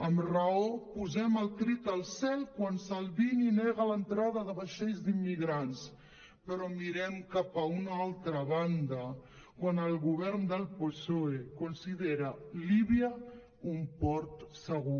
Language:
Catalan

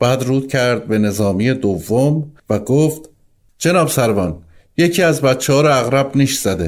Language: Persian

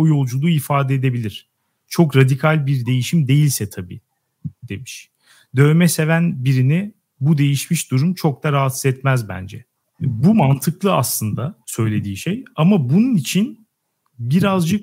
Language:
Turkish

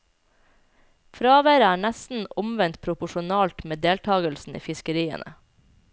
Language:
Norwegian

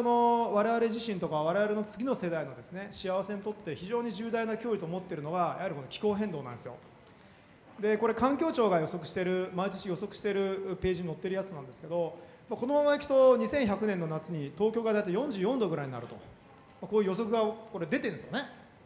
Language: Japanese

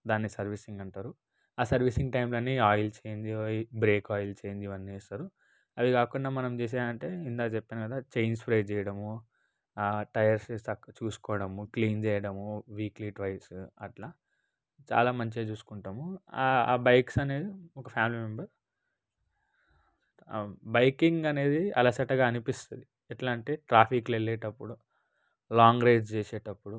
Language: Telugu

